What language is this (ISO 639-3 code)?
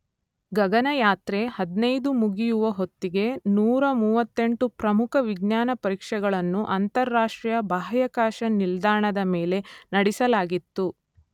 kan